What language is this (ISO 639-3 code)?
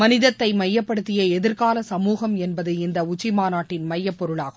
tam